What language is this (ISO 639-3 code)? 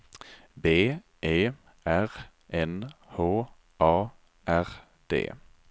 swe